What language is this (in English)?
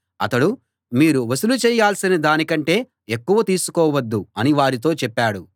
Telugu